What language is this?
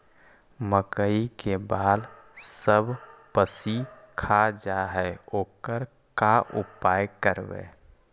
Magahi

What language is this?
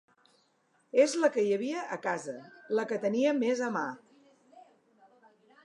Catalan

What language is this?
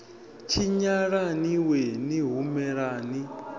Venda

